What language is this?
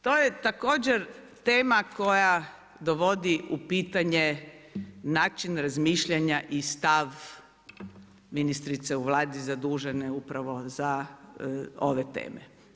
Croatian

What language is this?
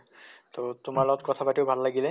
Assamese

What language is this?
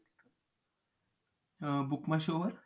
Marathi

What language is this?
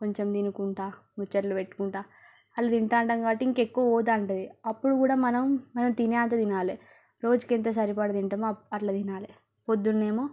Telugu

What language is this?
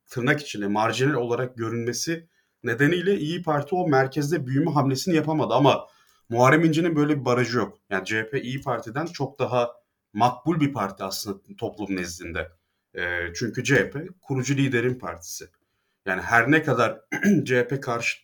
Turkish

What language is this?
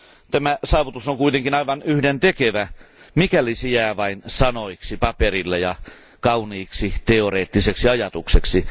Finnish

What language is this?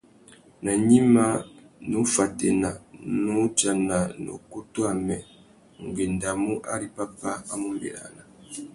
Tuki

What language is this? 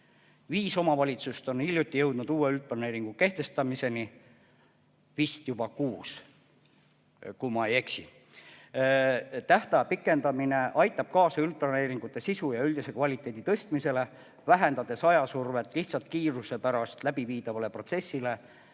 Estonian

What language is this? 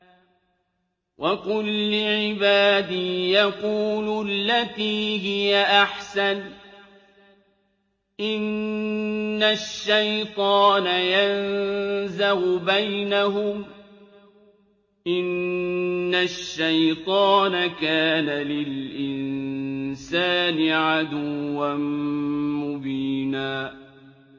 Arabic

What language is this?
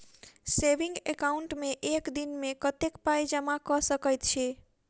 Maithili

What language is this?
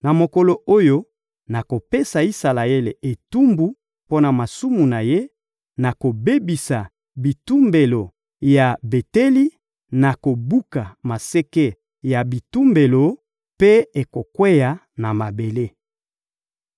Lingala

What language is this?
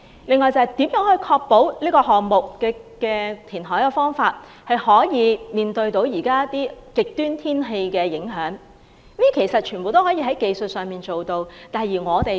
Cantonese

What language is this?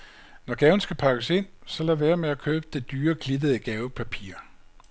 Danish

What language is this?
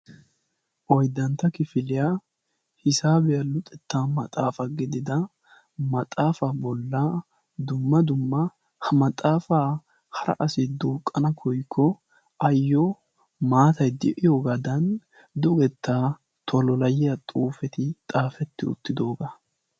Wolaytta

